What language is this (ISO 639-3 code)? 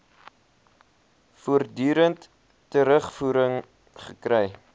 afr